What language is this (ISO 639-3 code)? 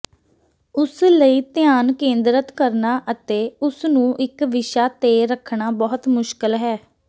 pan